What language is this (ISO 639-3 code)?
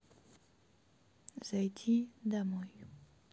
rus